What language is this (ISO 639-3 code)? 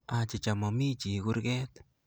kln